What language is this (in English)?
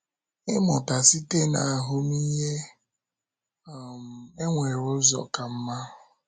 Igbo